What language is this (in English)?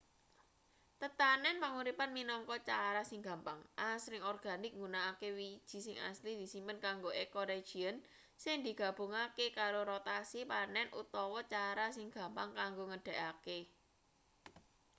Javanese